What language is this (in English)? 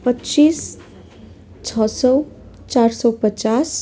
Nepali